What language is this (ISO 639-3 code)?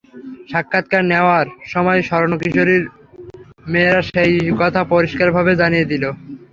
ben